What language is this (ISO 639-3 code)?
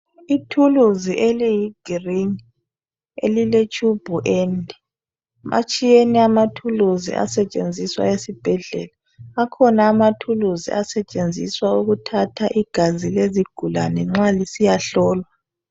nde